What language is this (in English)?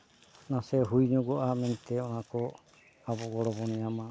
Santali